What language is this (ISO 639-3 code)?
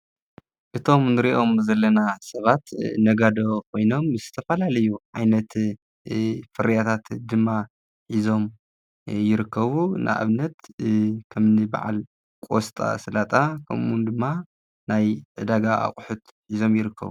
tir